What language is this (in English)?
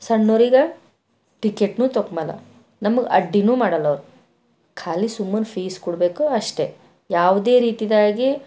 Kannada